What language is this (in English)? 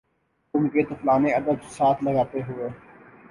Urdu